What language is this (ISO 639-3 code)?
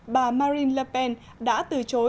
vie